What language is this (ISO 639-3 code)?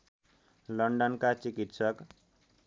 nep